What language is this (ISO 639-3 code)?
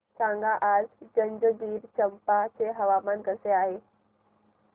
mar